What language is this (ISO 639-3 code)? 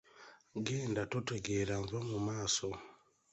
lug